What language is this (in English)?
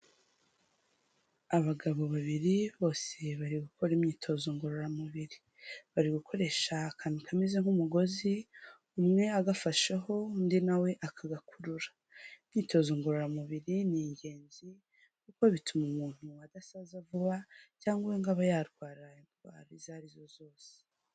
Kinyarwanda